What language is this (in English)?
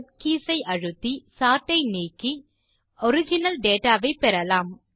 Tamil